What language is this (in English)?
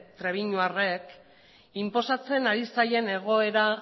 Basque